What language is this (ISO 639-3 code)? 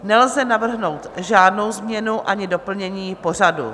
ces